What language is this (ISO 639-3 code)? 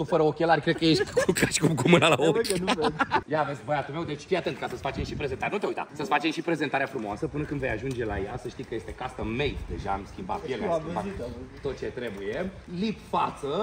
ron